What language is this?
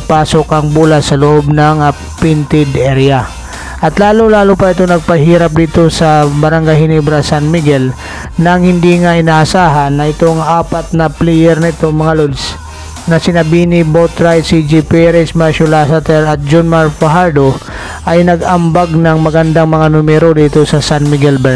Filipino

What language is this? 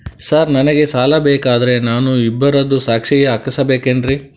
Kannada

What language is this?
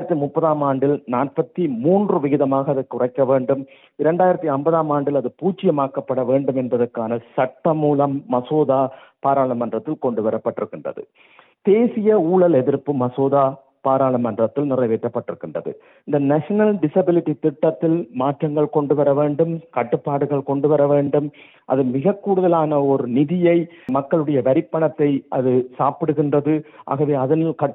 Tamil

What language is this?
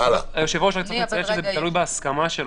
Hebrew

